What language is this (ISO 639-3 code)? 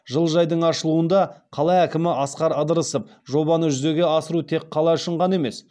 kaz